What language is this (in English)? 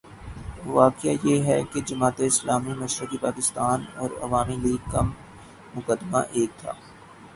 Urdu